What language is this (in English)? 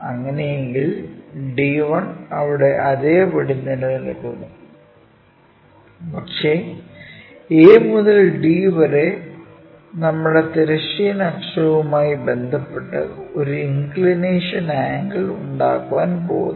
Malayalam